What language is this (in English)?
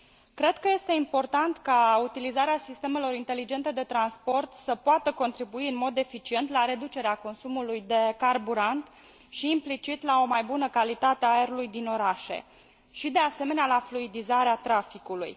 Romanian